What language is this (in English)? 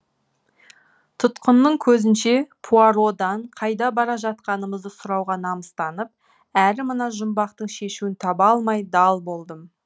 Kazakh